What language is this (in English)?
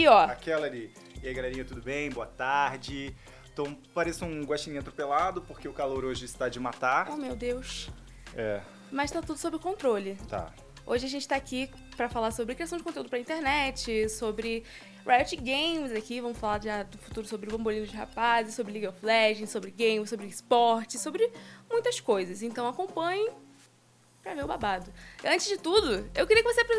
Portuguese